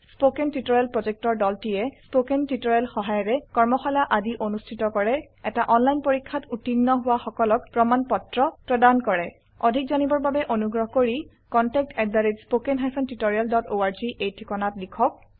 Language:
Assamese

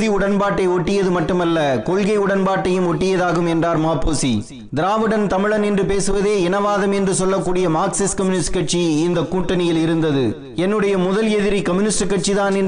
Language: Tamil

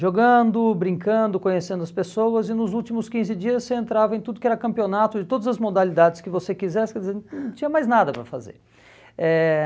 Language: Portuguese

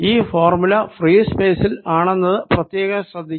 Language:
Malayalam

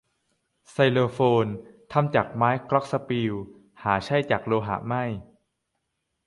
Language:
Thai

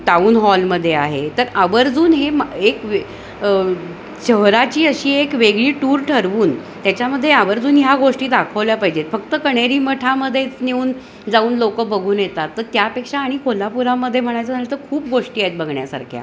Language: Marathi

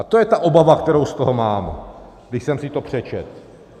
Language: Czech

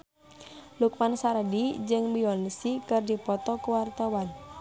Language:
Sundanese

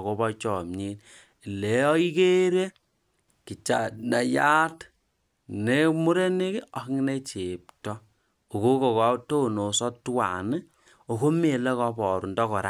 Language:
Kalenjin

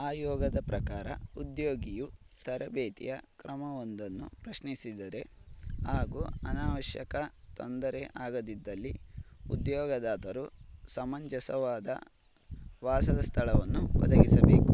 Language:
Kannada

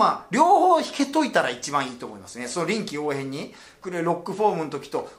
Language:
Japanese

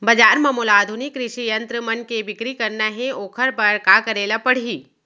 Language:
Chhattisgarhi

